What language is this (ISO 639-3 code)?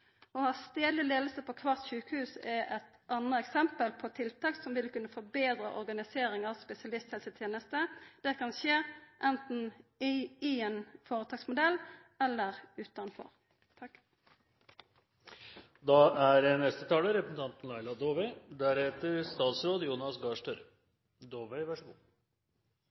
nno